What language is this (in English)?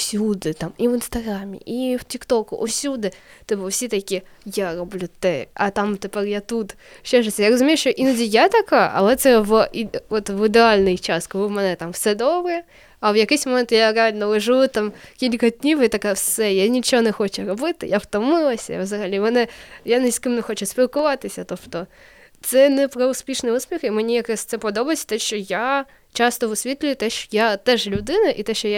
Ukrainian